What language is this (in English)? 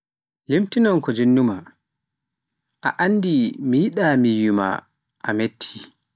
Pular